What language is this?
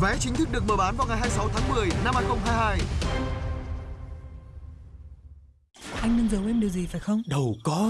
Vietnamese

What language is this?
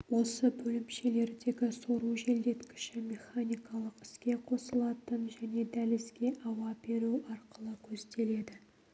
Kazakh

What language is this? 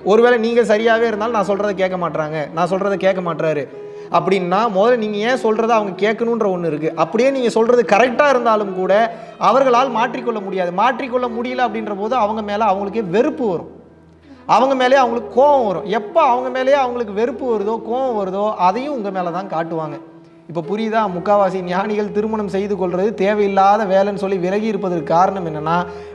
Tamil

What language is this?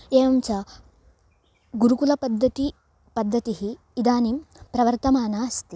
Sanskrit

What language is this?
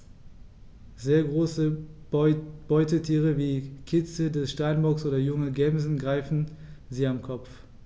German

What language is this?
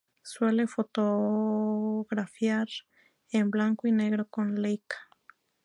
Spanish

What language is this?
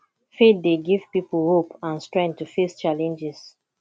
Nigerian Pidgin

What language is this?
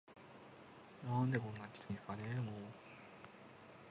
Japanese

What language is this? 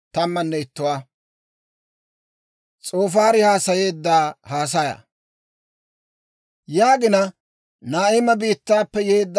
Dawro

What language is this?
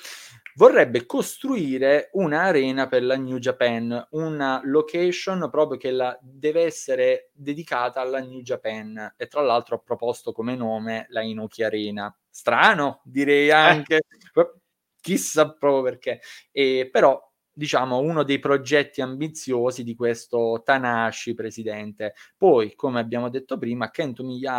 Italian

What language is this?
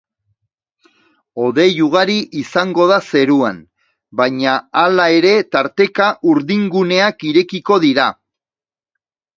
Basque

